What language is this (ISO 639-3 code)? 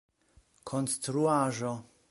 epo